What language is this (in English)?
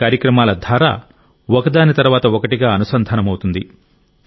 Telugu